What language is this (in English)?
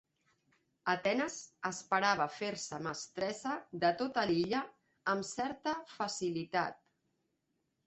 Catalan